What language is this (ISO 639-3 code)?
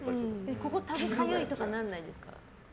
jpn